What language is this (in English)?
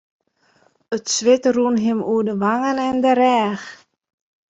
Western Frisian